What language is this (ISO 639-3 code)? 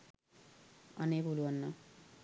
sin